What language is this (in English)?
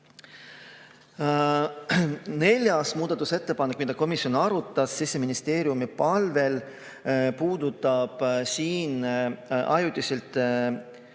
Estonian